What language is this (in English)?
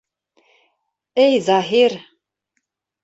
Bashkir